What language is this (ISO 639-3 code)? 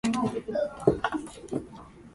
jpn